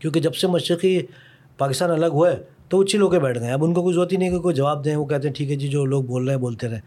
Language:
Urdu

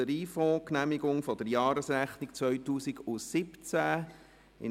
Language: Swiss German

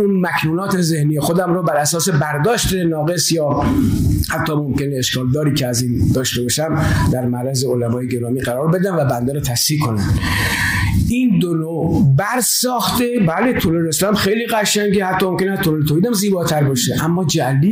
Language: Persian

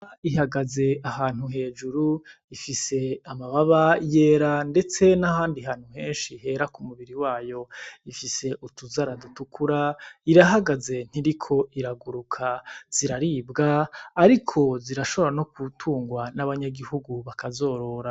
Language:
Rundi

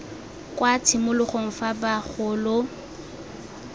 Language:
Tswana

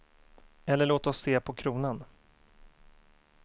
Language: Swedish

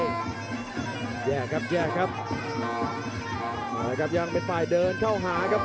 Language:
Thai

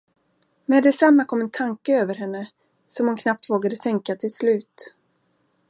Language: Swedish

